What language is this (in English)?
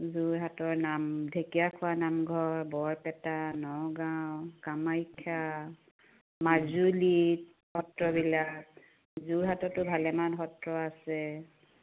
Assamese